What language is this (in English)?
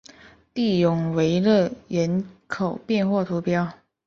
Chinese